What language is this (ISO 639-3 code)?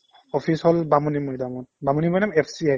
asm